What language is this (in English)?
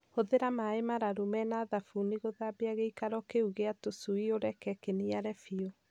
Kikuyu